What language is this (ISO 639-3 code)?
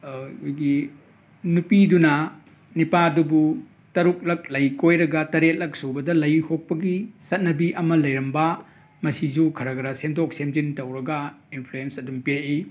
mni